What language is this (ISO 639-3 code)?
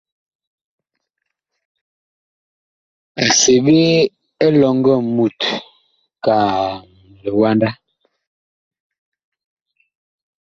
bkh